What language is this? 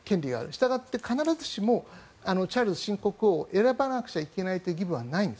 Japanese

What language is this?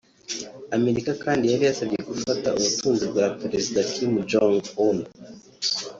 Kinyarwanda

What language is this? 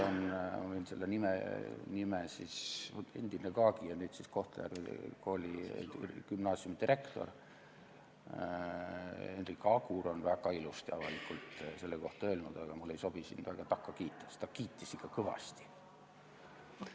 Estonian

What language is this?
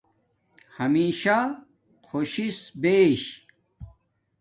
Domaaki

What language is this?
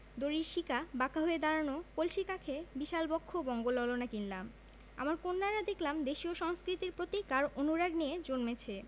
Bangla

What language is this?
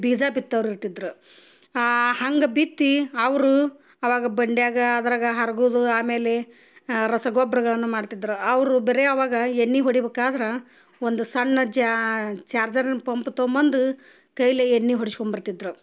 Kannada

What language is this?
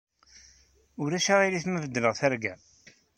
Kabyle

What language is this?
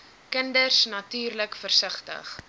Afrikaans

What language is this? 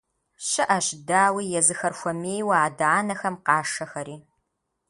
Kabardian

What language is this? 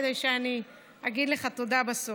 Hebrew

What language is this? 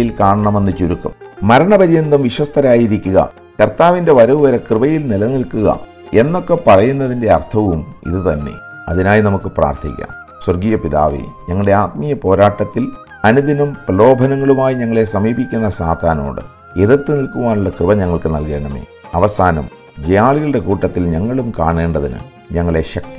Malayalam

